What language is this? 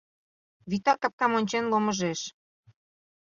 Mari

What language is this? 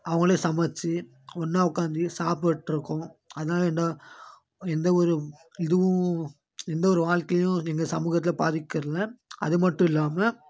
Tamil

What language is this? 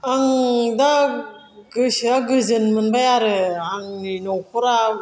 Bodo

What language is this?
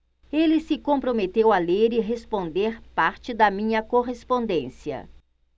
Portuguese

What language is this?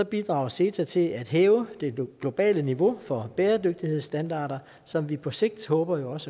Danish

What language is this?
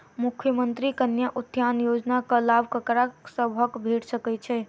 Maithili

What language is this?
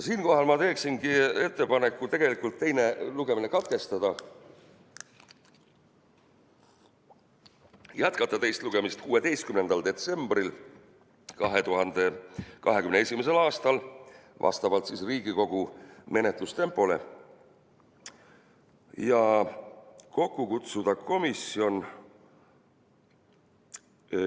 Estonian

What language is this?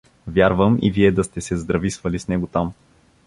Bulgarian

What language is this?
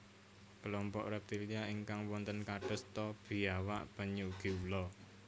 Javanese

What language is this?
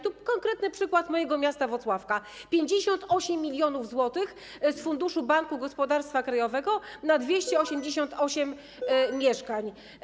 Polish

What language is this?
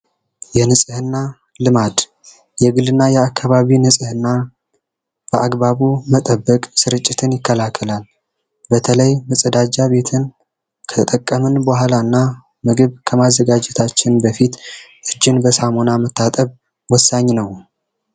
Amharic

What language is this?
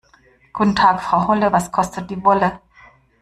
German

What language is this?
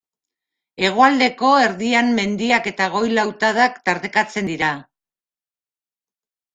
Basque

